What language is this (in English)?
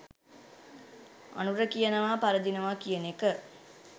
Sinhala